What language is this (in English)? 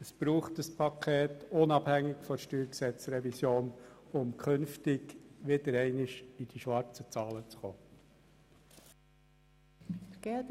Swiss German